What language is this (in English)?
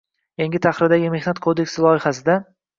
Uzbek